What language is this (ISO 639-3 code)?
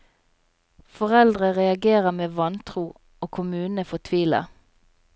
nor